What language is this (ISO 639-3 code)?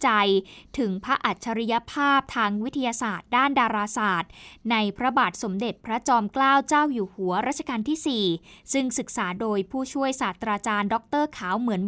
tha